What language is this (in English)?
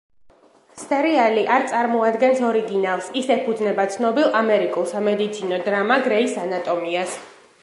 Georgian